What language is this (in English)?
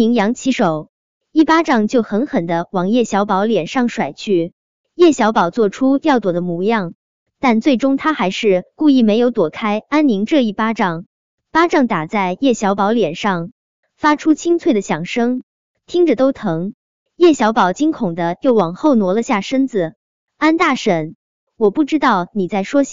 Chinese